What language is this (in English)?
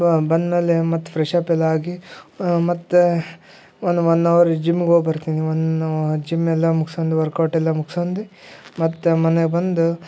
Kannada